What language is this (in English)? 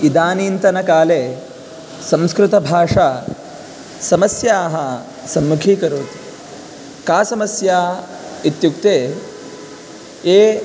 Sanskrit